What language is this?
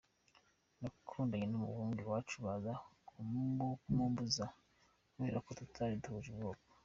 Kinyarwanda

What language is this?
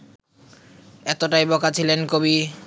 Bangla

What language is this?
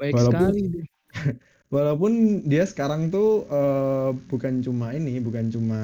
Indonesian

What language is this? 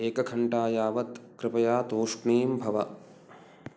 Sanskrit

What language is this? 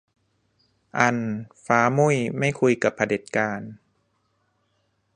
Thai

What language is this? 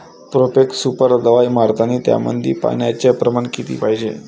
Marathi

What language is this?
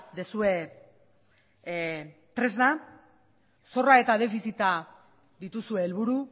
Basque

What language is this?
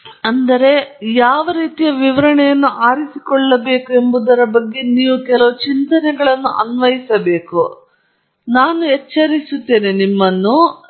Kannada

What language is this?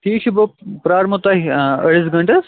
Kashmiri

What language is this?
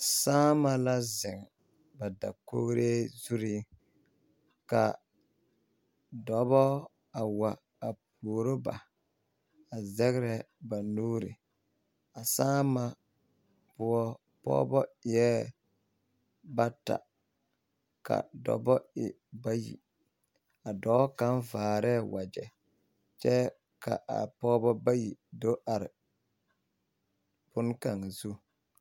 Southern Dagaare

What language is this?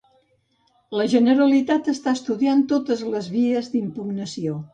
Catalan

